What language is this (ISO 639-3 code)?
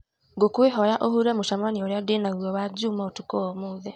kik